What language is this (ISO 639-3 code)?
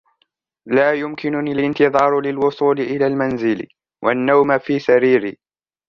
ara